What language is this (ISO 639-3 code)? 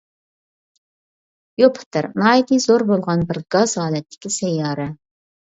uig